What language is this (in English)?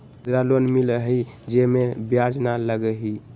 Magahi